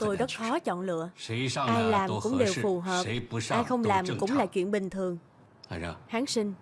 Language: Vietnamese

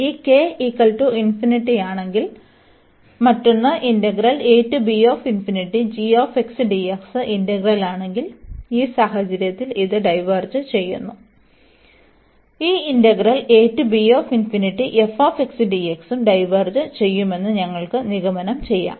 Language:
Malayalam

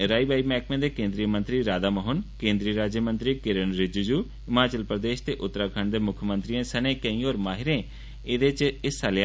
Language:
Dogri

